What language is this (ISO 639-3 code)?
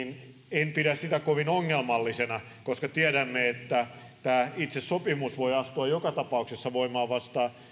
fin